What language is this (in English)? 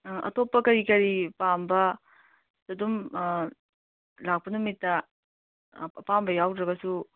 Manipuri